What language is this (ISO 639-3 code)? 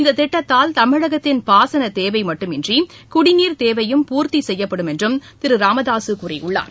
tam